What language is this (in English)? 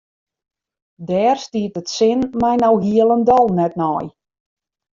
Western Frisian